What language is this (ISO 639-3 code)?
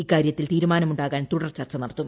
mal